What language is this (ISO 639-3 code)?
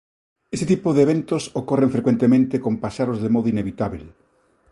glg